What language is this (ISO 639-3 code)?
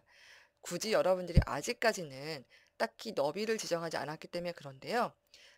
kor